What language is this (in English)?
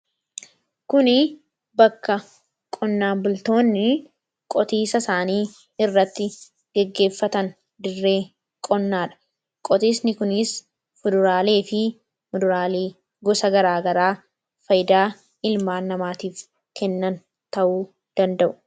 Oromo